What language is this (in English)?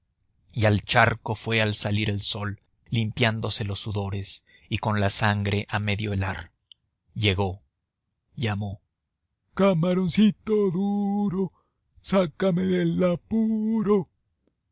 Spanish